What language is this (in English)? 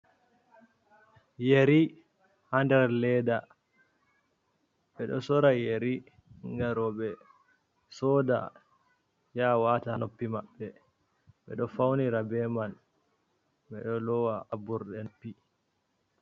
Fula